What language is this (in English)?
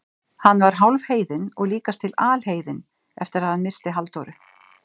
Icelandic